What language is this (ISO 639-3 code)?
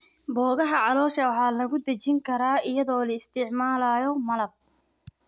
som